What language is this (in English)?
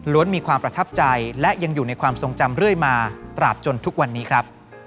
Thai